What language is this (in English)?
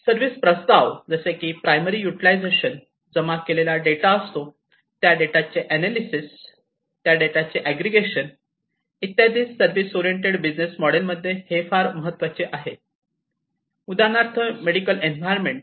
Marathi